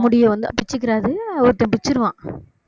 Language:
Tamil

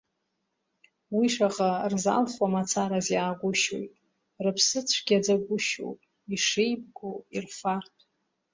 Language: Abkhazian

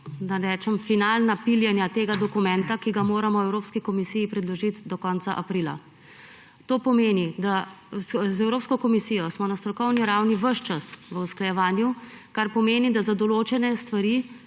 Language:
Slovenian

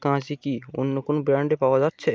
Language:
Bangla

